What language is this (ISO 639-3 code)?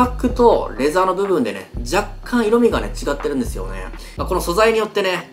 jpn